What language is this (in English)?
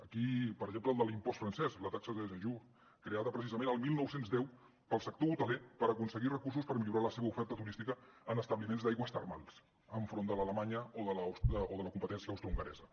Catalan